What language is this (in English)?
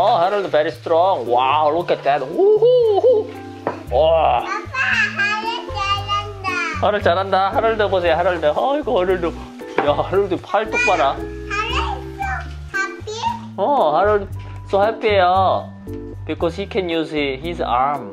Korean